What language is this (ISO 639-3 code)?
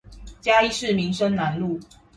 zho